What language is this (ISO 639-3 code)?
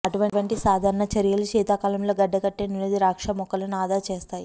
tel